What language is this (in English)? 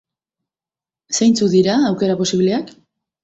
Basque